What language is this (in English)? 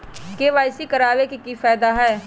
Magahi